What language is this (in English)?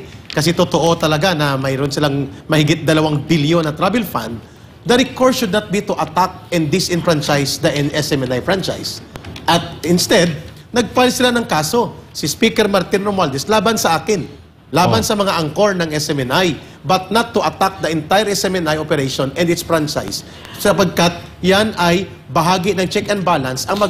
Filipino